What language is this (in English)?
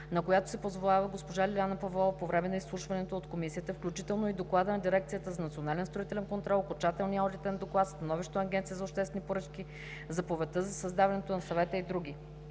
Bulgarian